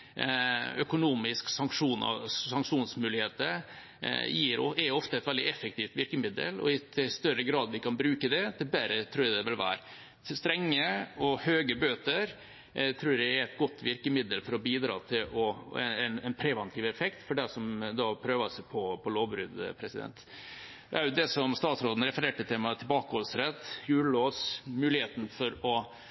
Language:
Norwegian Bokmål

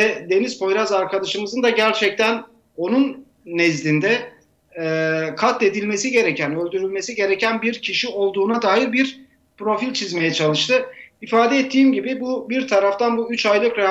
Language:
Turkish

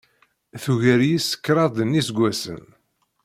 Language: Kabyle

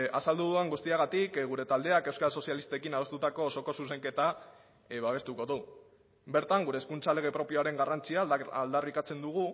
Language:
Basque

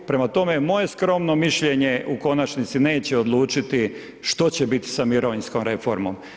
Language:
Croatian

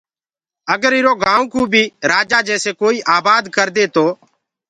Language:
Gurgula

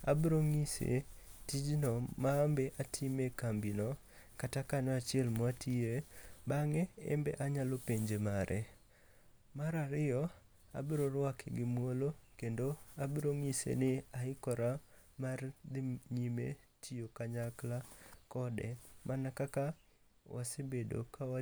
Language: Luo (Kenya and Tanzania)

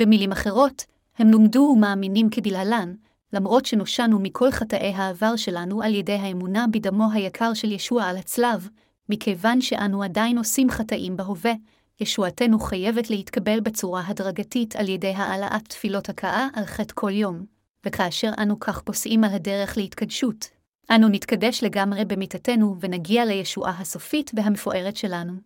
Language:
Hebrew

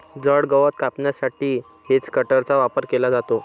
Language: Marathi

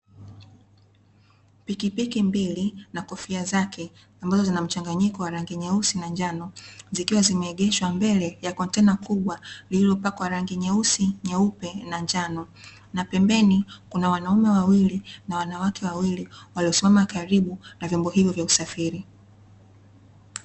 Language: Swahili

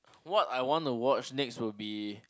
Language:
English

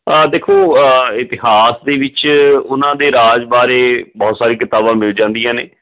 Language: Punjabi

